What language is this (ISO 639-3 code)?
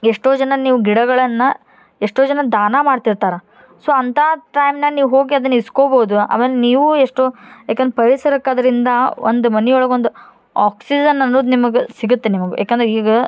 kan